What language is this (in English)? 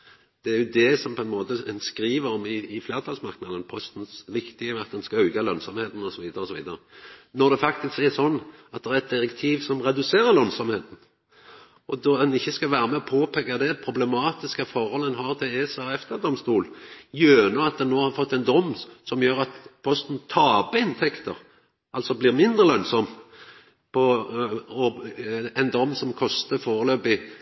Norwegian Nynorsk